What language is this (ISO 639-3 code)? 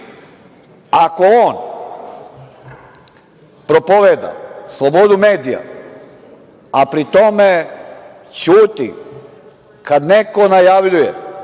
srp